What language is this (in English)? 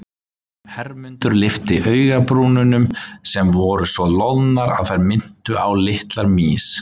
Icelandic